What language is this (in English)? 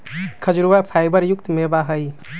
Magahi